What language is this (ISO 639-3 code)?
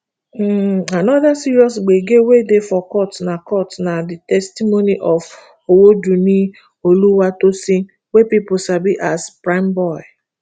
pcm